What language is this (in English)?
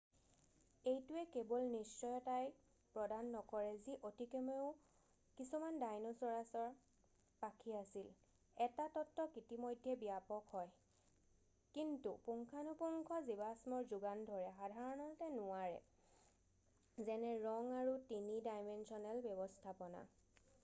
Assamese